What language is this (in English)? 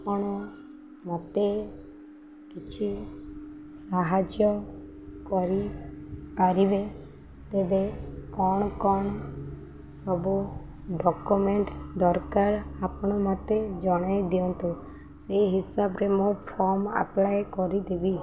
Odia